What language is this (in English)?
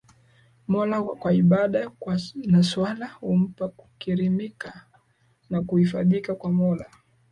Swahili